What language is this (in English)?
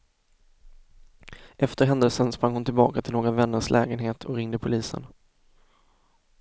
Swedish